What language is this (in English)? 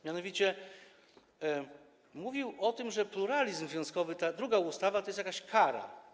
Polish